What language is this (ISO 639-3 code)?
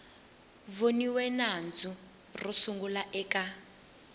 tso